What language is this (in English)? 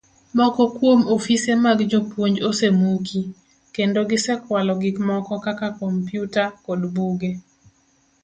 Luo (Kenya and Tanzania)